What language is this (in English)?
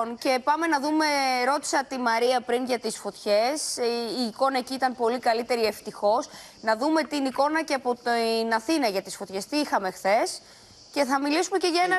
Greek